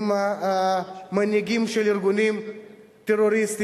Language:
Hebrew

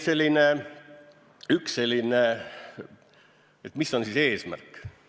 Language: Estonian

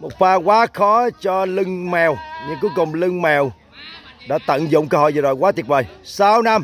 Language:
Vietnamese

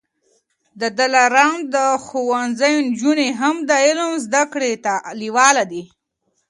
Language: Pashto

